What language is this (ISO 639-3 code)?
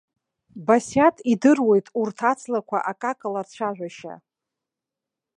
abk